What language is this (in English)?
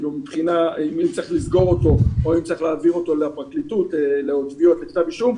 Hebrew